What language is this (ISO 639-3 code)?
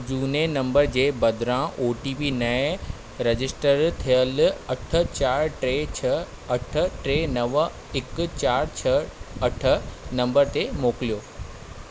snd